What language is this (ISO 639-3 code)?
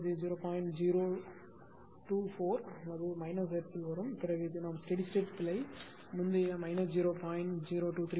tam